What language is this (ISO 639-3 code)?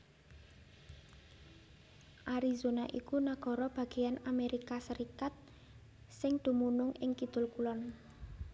jav